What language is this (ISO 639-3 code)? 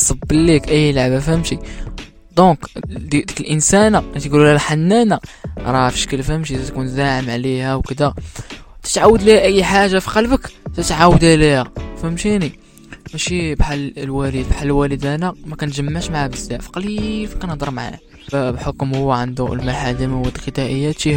ara